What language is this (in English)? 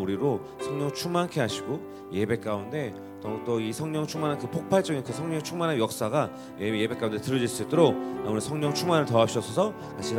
Korean